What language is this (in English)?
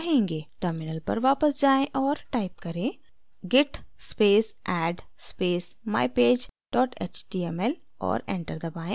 Hindi